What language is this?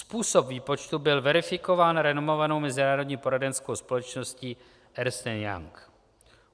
Czech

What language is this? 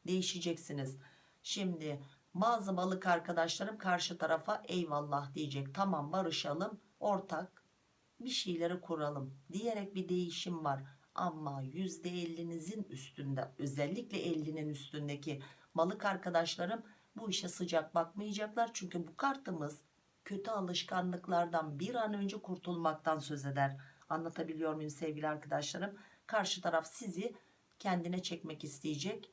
Turkish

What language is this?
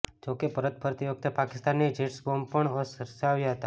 Gujarati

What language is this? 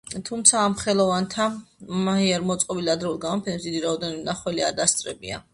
Georgian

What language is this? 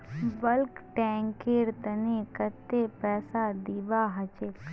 Magahi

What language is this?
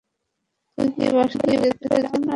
Bangla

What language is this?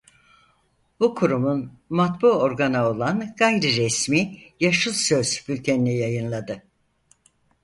Turkish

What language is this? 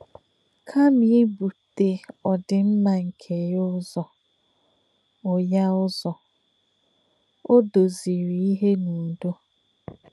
Igbo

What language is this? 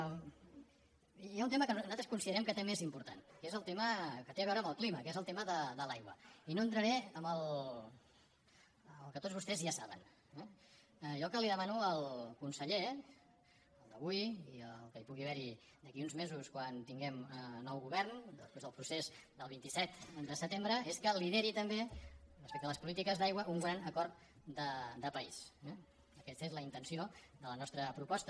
Catalan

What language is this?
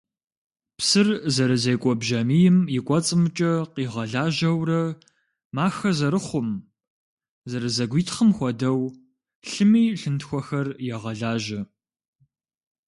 Kabardian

